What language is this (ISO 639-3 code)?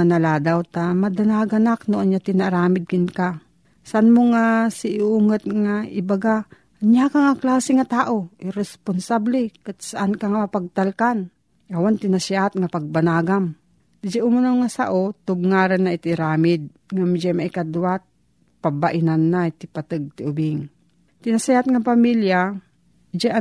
fil